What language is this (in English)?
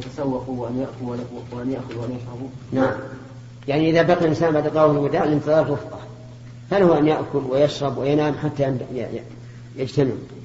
Arabic